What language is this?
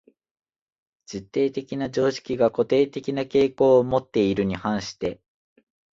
Japanese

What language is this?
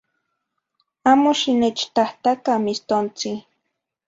Zacatlán-Ahuacatlán-Tepetzintla Nahuatl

